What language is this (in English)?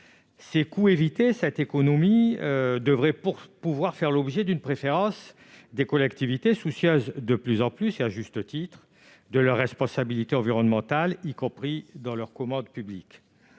French